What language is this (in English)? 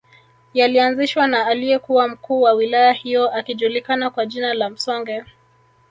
Swahili